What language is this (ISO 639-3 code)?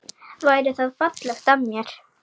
isl